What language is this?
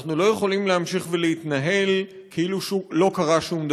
Hebrew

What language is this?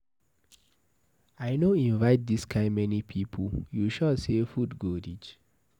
Nigerian Pidgin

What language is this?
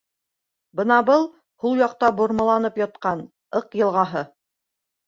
Bashkir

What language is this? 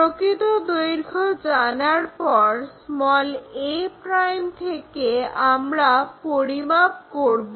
Bangla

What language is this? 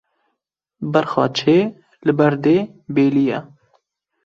Kurdish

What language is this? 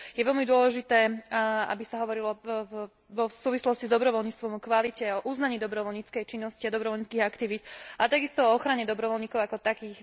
Slovak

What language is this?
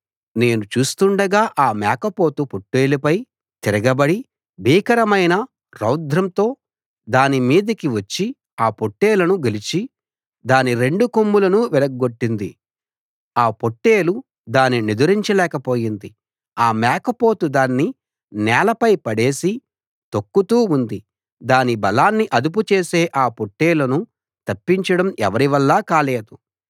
Telugu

